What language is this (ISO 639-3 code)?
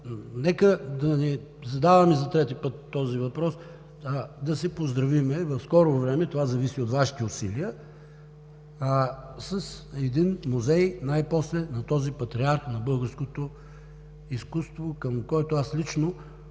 bul